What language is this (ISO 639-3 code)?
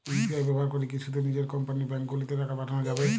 ben